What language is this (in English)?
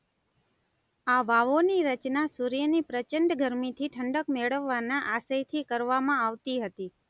Gujarati